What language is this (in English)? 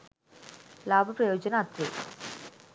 Sinhala